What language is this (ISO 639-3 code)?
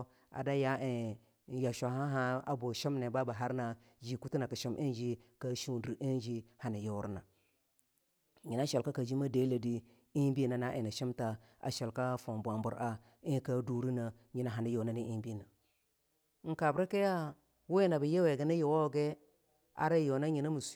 lnu